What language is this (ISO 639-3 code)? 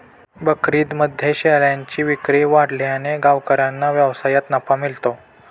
mar